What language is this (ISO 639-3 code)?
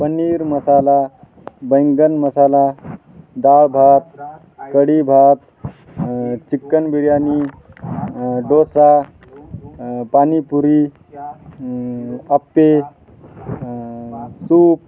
mar